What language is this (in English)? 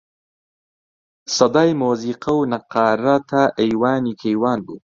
Central Kurdish